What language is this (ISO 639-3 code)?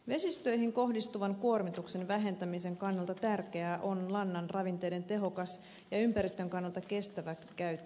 fin